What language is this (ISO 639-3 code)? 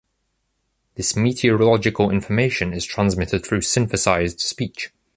eng